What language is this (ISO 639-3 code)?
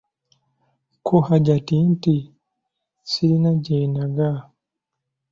lug